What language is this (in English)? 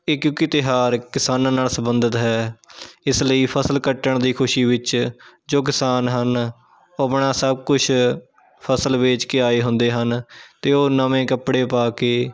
Punjabi